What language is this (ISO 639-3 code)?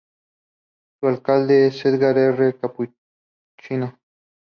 spa